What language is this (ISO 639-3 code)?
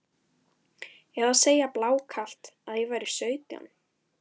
isl